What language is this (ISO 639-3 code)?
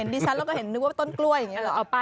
tha